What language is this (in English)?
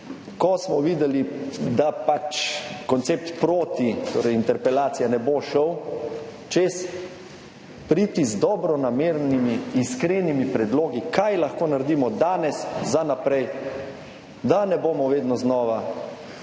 Slovenian